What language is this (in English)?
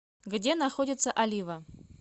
Russian